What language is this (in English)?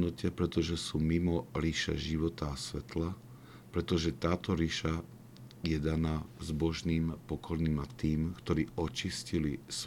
Slovak